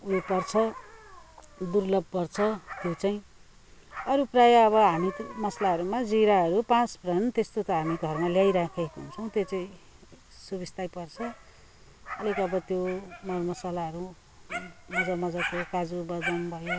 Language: Nepali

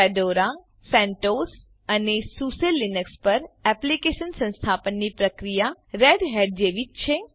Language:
Gujarati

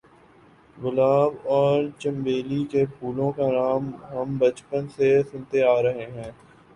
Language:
Urdu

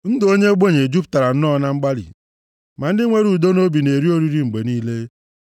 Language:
Igbo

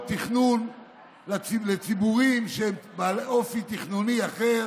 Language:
Hebrew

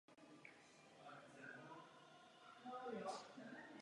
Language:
Czech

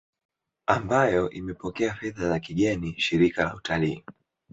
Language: Swahili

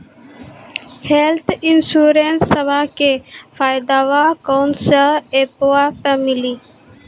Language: Maithili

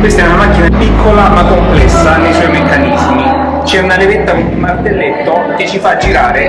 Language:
Italian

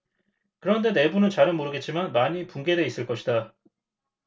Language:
Korean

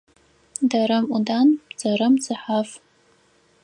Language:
Adyghe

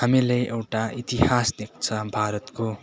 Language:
Nepali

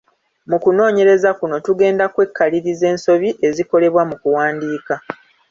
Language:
Ganda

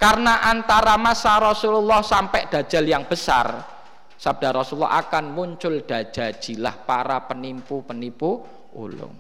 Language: Indonesian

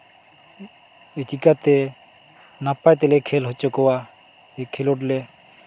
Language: Santali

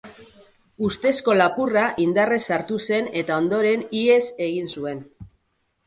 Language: Basque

